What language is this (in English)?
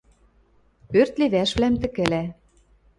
Western Mari